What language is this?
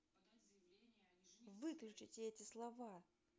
Russian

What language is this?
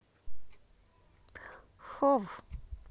Russian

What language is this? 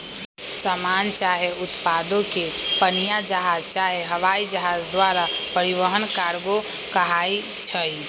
Magahi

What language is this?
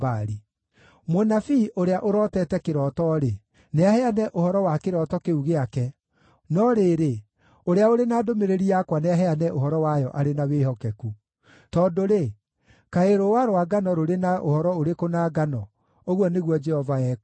Kikuyu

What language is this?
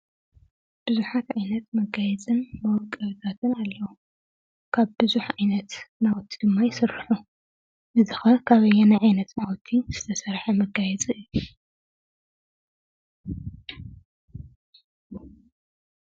Tigrinya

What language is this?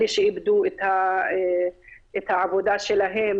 Hebrew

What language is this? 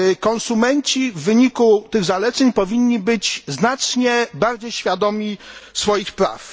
Polish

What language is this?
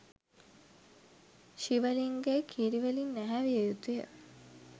Sinhala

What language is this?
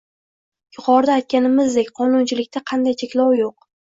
Uzbek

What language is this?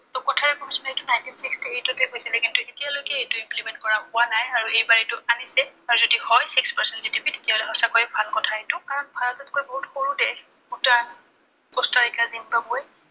Assamese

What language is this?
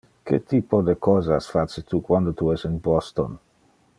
Interlingua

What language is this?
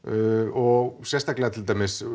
Icelandic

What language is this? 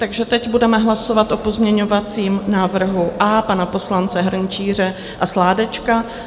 Czech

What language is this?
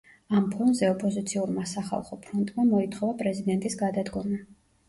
Georgian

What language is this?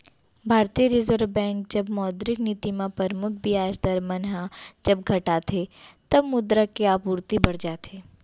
Chhattisgarhi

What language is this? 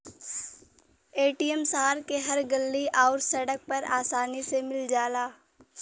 Bhojpuri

